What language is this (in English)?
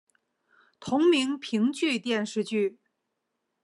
Chinese